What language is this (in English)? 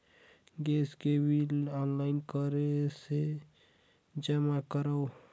Chhattisgarhi